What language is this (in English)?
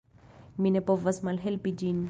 Esperanto